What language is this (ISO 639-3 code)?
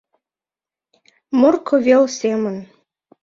chm